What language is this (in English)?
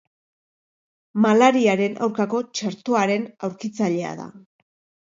Basque